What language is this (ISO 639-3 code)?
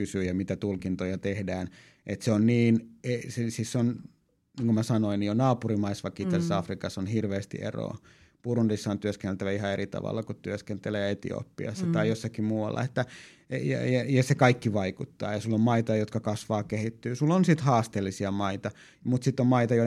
fin